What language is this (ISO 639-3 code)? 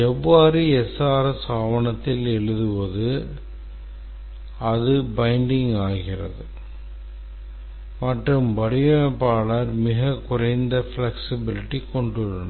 tam